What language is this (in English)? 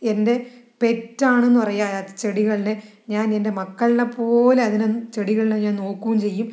Malayalam